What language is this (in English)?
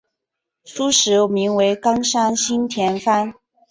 Chinese